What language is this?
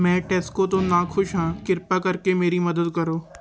Punjabi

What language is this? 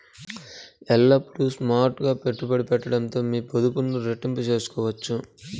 Telugu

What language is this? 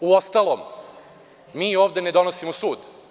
Serbian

